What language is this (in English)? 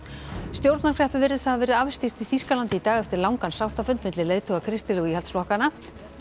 Icelandic